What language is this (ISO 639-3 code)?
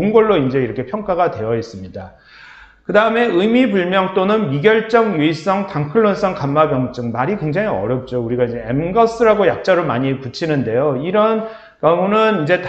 kor